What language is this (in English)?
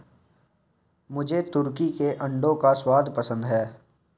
Hindi